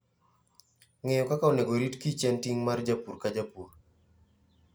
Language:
Luo (Kenya and Tanzania)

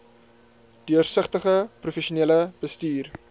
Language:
Afrikaans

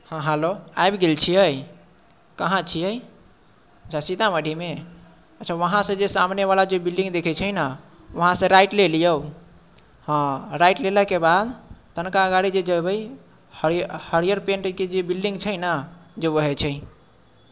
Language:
Maithili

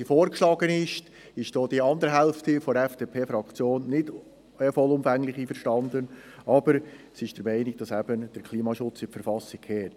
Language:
Swiss German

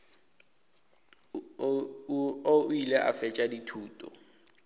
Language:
Northern Sotho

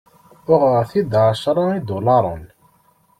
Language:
Kabyle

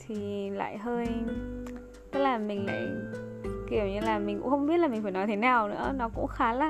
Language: Vietnamese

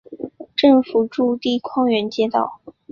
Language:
Chinese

